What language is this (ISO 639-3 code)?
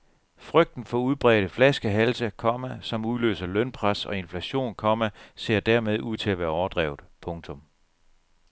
dan